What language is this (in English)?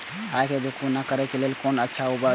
Maithili